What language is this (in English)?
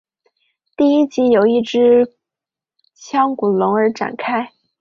Chinese